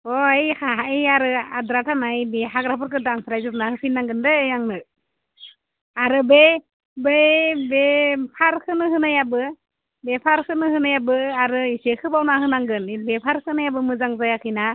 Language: Bodo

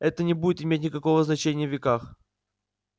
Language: Russian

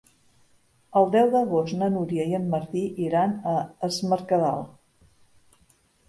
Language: Catalan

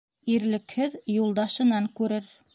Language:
Bashkir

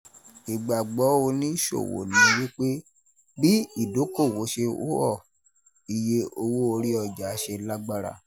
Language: Yoruba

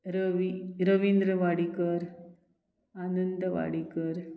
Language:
Konkani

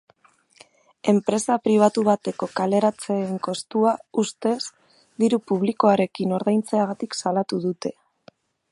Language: Basque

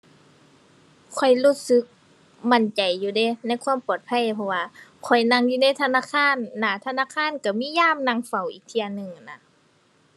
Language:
Thai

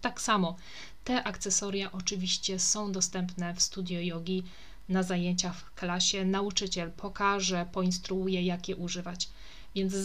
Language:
Polish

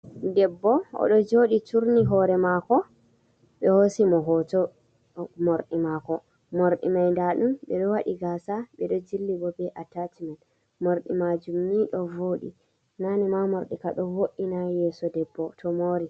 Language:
Fula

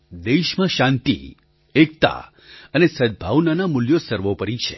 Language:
Gujarati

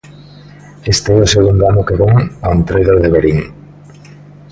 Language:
Galician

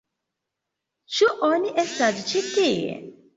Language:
Esperanto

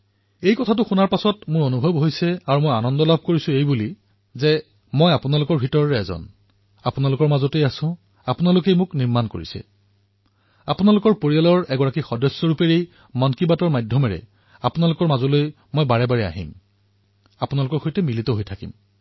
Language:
Assamese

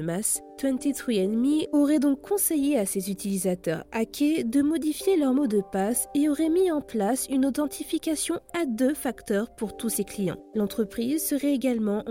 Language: French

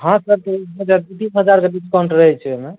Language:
Maithili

